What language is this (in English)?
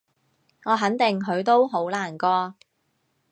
Cantonese